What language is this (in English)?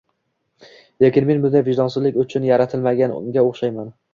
Uzbek